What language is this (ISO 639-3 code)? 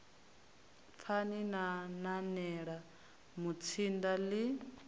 ven